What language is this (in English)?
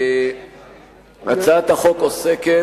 Hebrew